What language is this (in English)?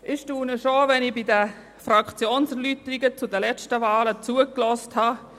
Swiss German